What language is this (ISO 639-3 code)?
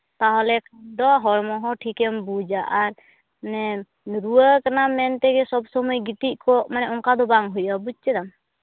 sat